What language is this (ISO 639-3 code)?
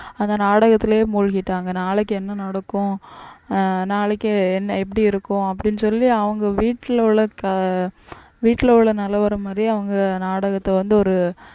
tam